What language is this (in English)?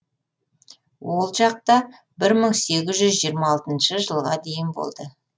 Kazakh